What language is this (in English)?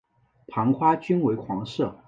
Chinese